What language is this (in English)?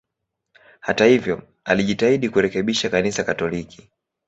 Swahili